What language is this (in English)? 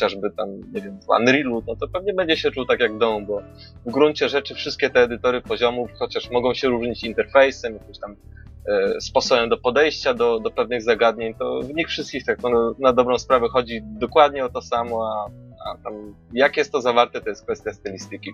Polish